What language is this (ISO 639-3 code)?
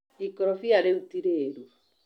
kik